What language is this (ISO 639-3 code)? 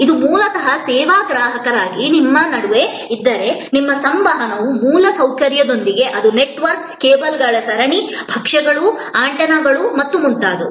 kan